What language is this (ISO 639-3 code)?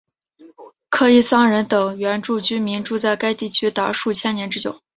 zho